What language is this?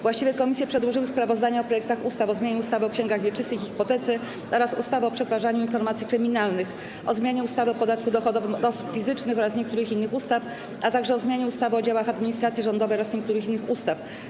Polish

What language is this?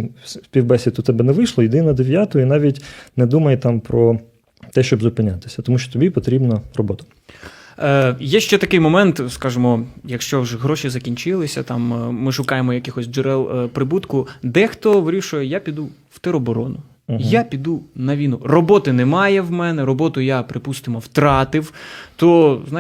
Ukrainian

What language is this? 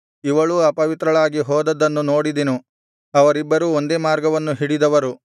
Kannada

